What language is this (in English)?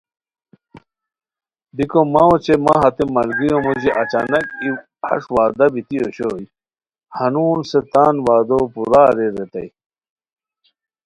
Khowar